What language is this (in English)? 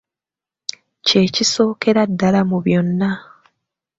Ganda